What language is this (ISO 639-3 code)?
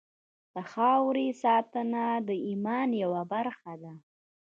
pus